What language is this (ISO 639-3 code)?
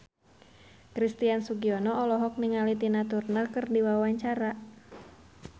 sun